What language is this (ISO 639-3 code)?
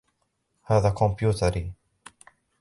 ara